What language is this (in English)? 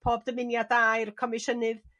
Welsh